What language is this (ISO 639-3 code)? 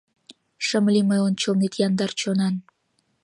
chm